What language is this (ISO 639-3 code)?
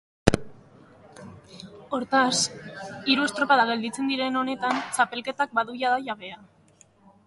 eus